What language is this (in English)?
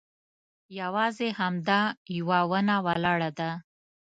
Pashto